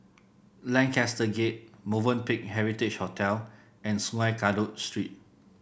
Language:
English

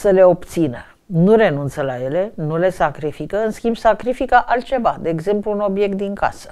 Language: Romanian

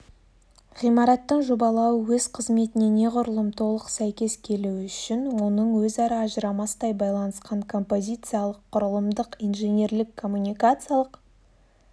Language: Kazakh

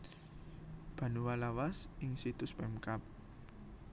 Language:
Javanese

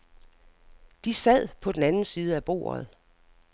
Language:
Danish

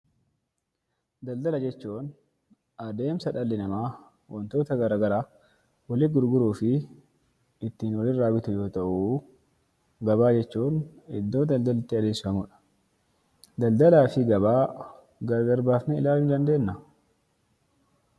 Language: Oromo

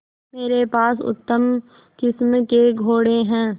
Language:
Hindi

